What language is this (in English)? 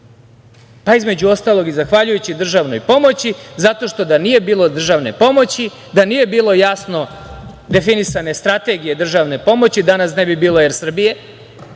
Serbian